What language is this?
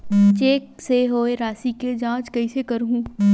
Chhattisgarhi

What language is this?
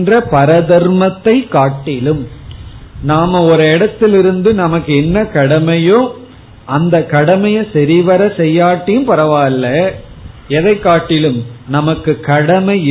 Tamil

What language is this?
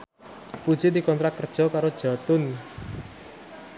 Javanese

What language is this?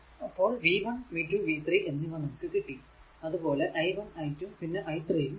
Malayalam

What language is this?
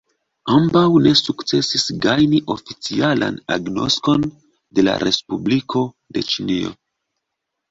Esperanto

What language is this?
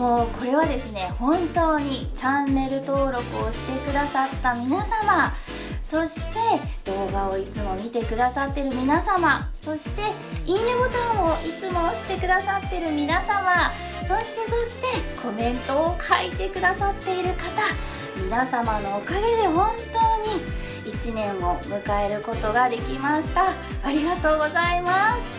Japanese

